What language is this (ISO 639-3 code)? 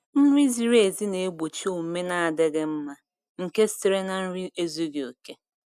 ibo